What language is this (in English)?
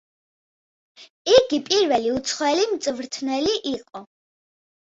Georgian